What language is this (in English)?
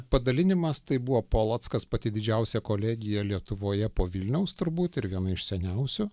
Lithuanian